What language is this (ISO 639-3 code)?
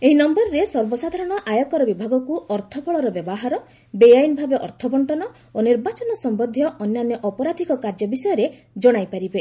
ori